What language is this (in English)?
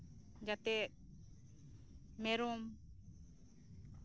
Santali